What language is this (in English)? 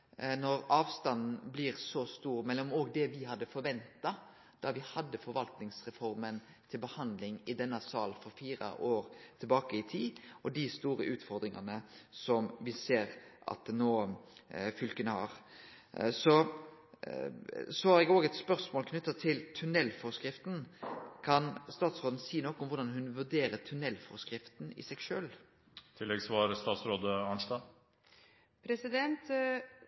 Norwegian Nynorsk